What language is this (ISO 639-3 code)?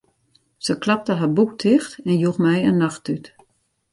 fry